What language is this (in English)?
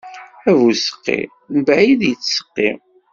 Kabyle